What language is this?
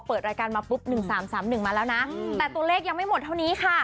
Thai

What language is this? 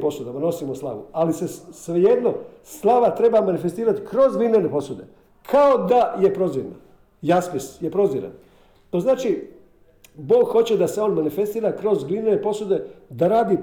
Croatian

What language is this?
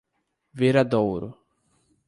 Portuguese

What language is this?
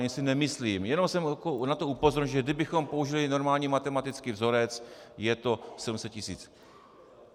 Czech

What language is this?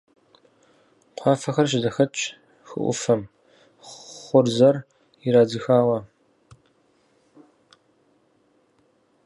Kabardian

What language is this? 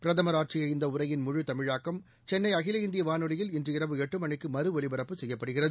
Tamil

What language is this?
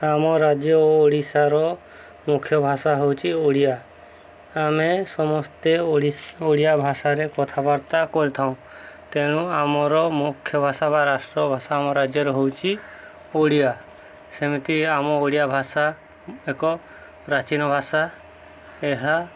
Odia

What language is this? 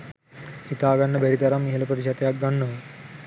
Sinhala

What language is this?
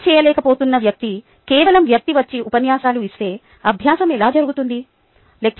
Telugu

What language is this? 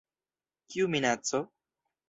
Esperanto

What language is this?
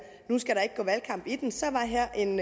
Danish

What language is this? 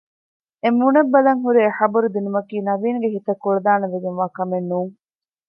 Divehi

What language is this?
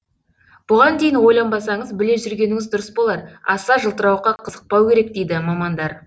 Kazakh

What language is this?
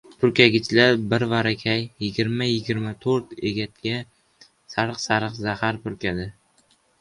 Uzbek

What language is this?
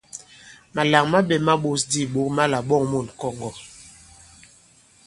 Bankon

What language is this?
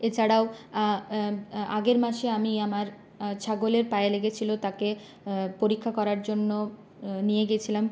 Bangla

